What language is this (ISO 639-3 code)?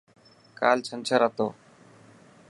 mki